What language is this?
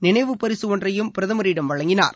Tamil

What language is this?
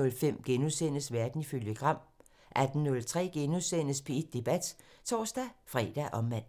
Danish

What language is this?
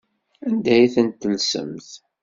Kabyle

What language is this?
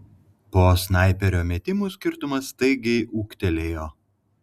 Lithuanian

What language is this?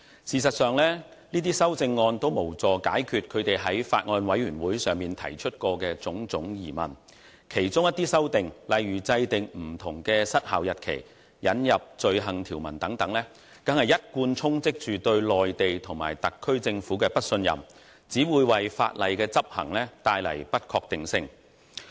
Cantonese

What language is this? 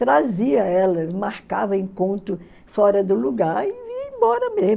Portuguese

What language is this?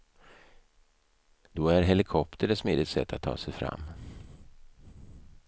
Swedish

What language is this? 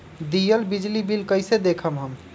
Magahi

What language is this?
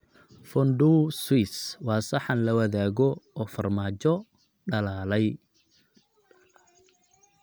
Somali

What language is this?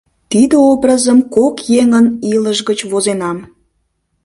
Mari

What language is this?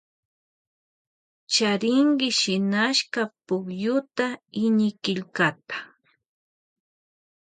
Loja Highland Quichua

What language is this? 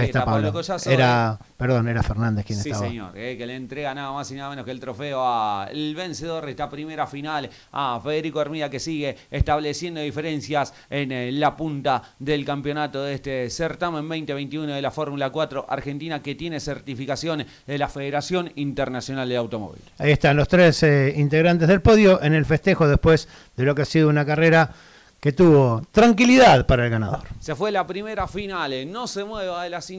Spanish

